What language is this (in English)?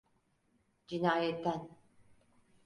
Turkish